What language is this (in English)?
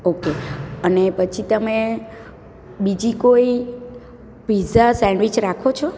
Gujarati